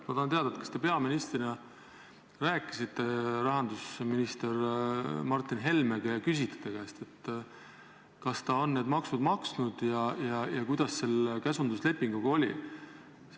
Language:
Estonian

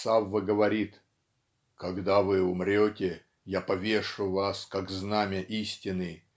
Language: Russian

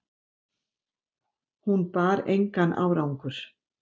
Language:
Icelandic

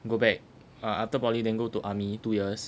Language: English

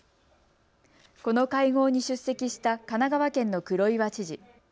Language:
Japanese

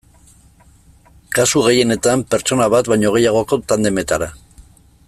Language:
Basque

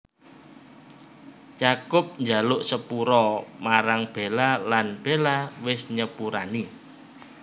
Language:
Javanese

